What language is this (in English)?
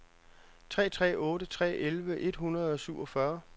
Danish